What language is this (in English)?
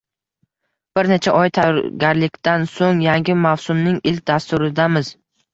Uzbek